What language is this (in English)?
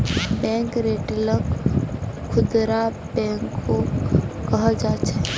Magahi